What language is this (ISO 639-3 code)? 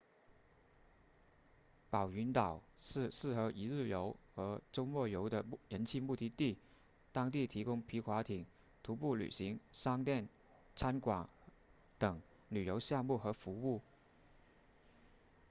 zho